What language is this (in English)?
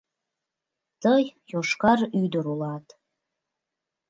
Mari